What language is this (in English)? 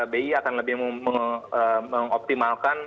Indonesian